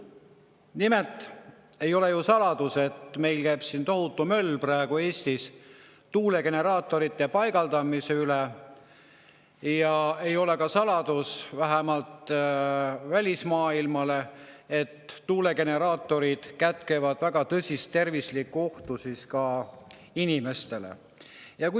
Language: Estonian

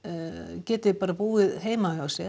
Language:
Icelandic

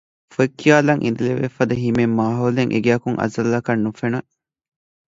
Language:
Divehi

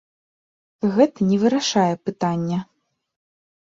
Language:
Belarusian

